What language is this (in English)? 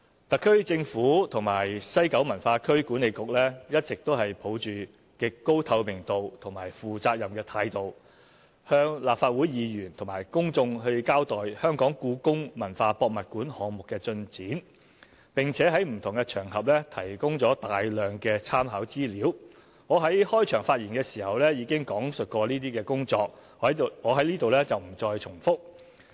Cantonese